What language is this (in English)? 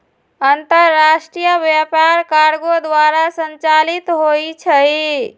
Magahi